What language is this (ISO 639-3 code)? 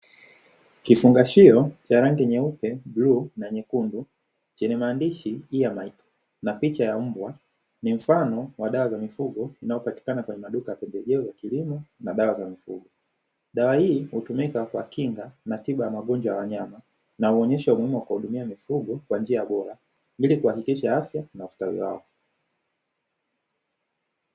swa